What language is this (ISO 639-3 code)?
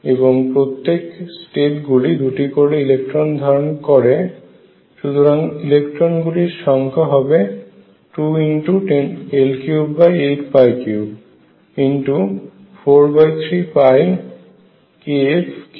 ben